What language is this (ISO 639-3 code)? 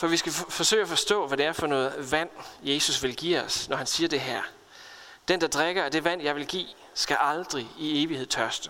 dan